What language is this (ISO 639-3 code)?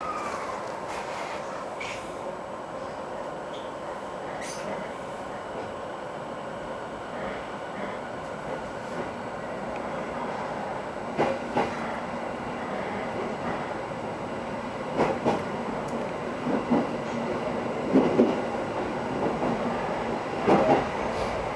jpn